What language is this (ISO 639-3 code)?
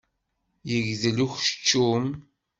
kab